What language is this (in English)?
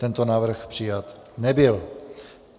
Czech